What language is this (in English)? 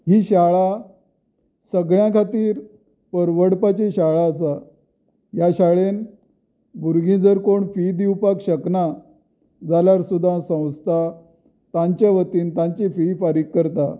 Konkani